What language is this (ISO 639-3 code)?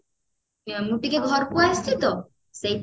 ori